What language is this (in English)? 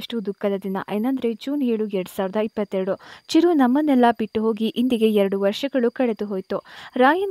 Romanian